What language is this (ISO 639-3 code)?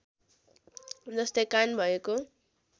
nep